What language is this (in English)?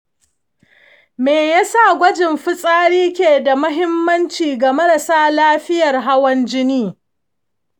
Hausa